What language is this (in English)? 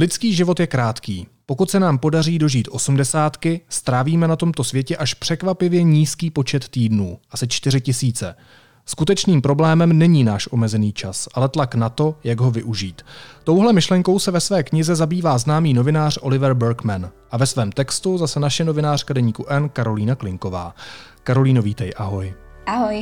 Czech